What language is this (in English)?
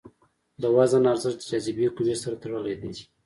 Pashto